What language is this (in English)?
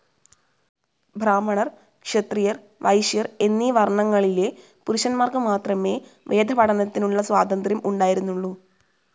Malayalam